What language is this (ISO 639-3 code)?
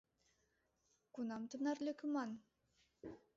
chm